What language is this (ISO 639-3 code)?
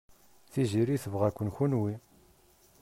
kab